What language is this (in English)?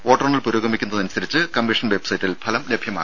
Malayalam